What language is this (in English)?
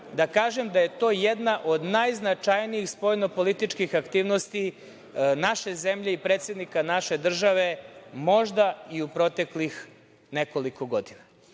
Serbian